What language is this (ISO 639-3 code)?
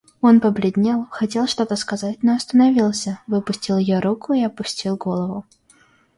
rus